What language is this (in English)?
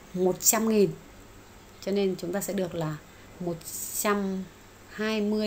Vietnamese